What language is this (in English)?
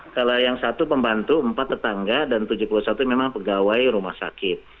Indonesian